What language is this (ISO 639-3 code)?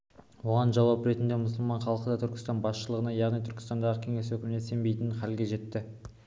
kaz